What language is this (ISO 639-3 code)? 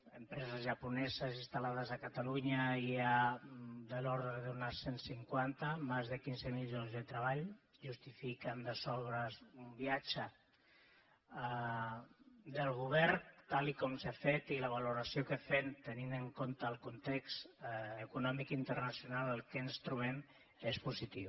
cat